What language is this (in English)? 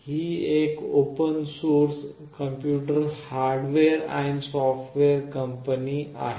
Marathi